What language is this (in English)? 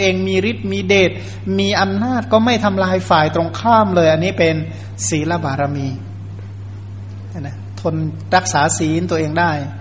Thai